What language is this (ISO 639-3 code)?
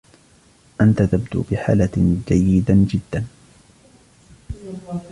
ara